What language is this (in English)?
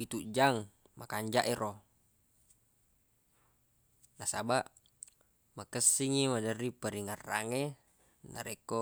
Buginese